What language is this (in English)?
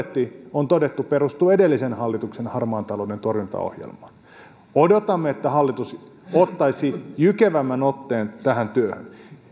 Finnish